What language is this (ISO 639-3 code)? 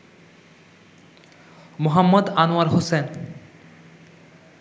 ben